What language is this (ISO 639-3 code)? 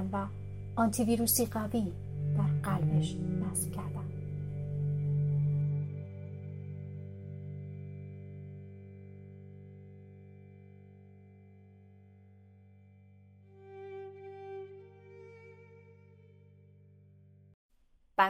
fas